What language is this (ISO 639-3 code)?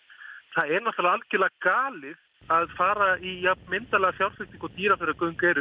isl